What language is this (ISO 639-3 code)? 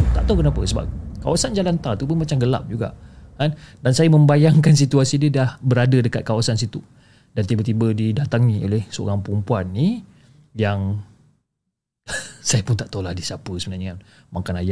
msa